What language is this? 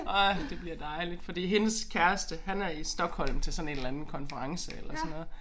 Danish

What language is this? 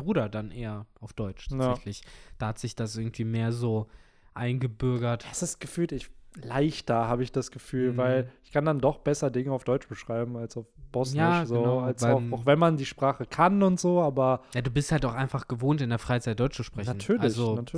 German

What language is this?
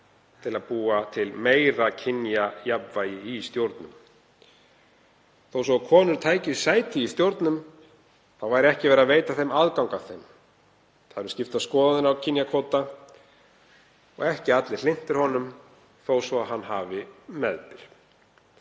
Icelandic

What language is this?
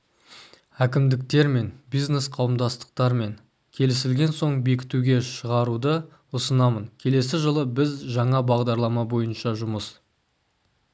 Kazakh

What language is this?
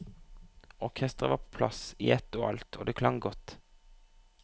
Norwegian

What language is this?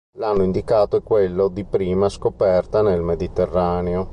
Italian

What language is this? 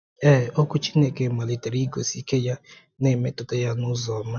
Igbo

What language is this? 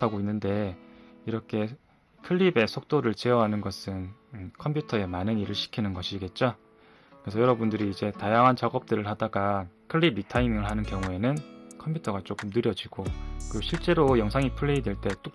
Korean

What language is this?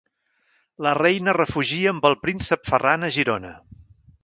Catalan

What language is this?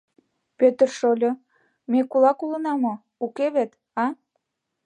Mari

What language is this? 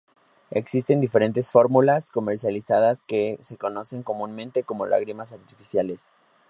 Spanish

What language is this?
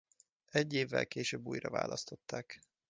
Hungarian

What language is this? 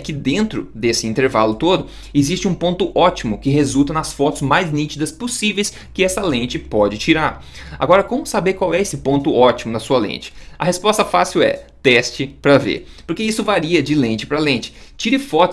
Portuguese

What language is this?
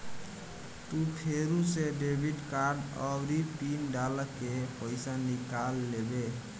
Bhojpuri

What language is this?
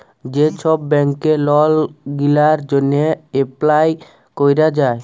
Bangla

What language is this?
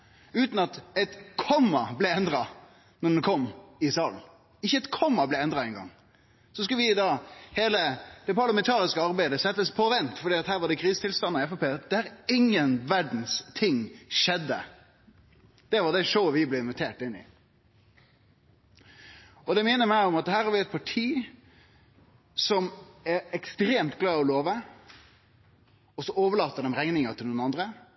Norwegian Nynorsk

